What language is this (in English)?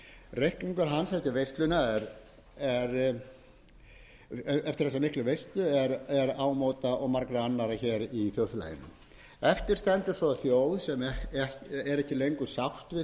Icelandic